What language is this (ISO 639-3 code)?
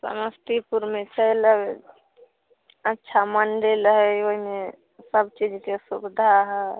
mai